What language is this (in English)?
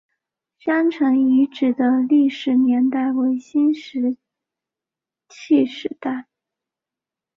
Chinese